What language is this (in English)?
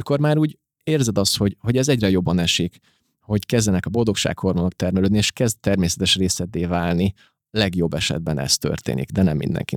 Hungarian